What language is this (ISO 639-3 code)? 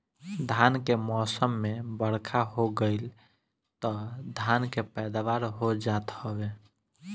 bho